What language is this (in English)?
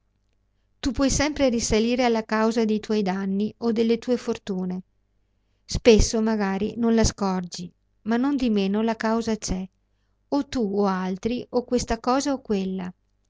Italian